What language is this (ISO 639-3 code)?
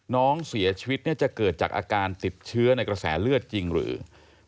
tha